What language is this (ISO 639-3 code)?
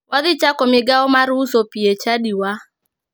luo